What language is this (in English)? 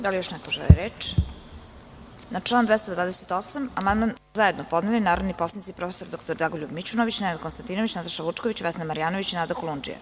Serbian